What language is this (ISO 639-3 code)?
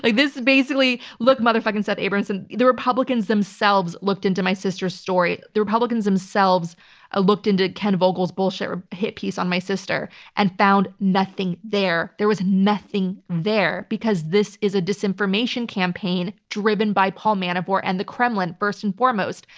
eng